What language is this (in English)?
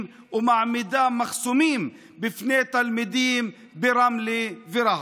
Hebrew